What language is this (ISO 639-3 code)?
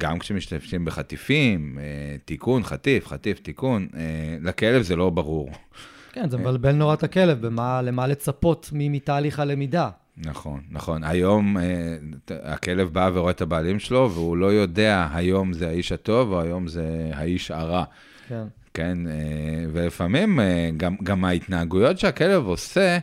heb